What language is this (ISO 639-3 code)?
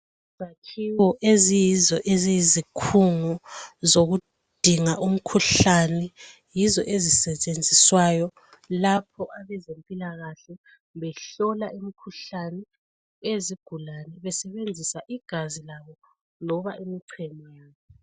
nde